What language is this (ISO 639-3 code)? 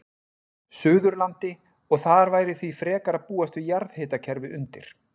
isl